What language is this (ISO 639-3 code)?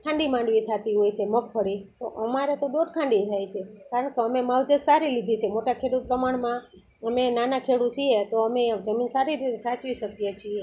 guj